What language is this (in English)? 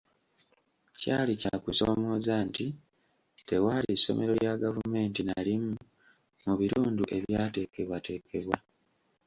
Ganda